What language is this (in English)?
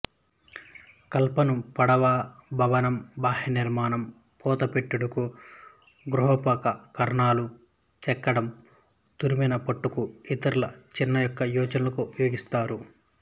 Telugu